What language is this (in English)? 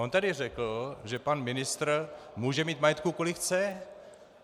Czech